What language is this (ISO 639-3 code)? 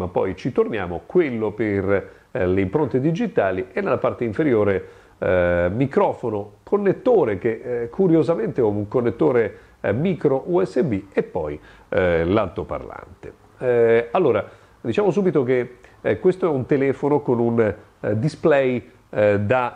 ita